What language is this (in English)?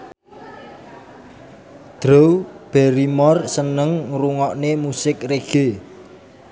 Javanese